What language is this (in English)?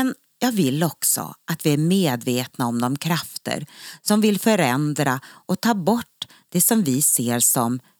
Swedish